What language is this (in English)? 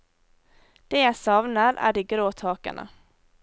Norwegian